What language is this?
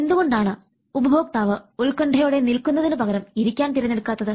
Malayalam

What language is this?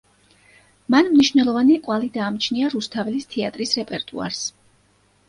Georgian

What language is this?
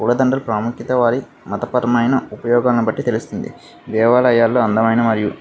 Telugu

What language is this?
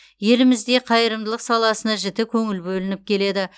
Kazakh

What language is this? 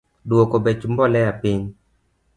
Luo (Kenya and Tanzania)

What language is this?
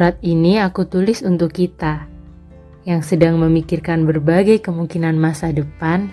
Indonesian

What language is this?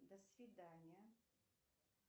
Russian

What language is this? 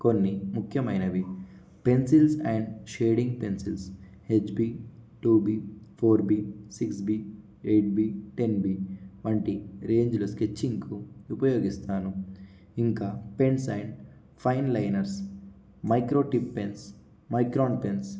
Telugu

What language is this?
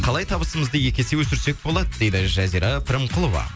Kazakh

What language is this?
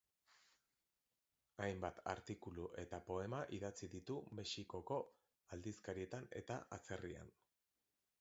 Basque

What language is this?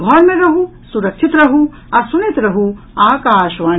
Maithili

